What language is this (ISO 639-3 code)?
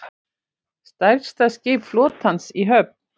isl